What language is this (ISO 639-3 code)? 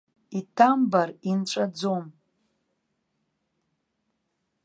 abk